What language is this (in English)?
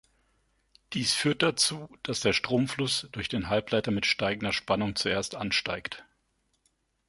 German